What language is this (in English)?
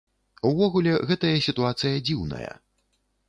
Belarusian